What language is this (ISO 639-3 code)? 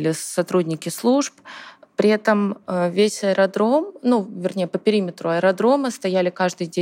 rus